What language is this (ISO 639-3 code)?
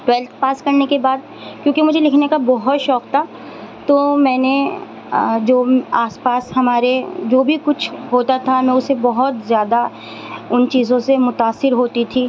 urd